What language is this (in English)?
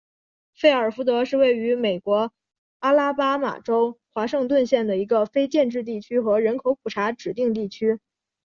Chinese